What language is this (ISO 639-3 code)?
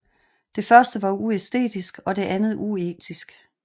dan